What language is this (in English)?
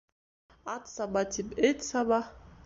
Bashkir